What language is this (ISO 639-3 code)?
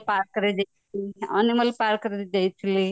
ori